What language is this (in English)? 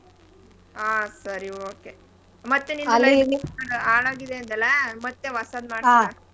Kannada